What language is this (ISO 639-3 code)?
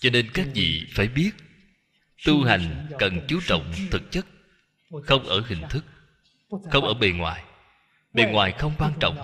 vie